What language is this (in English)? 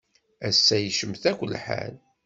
Kabyle